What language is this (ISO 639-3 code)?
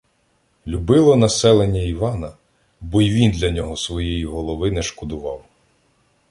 ukr